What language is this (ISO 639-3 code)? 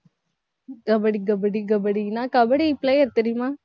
tam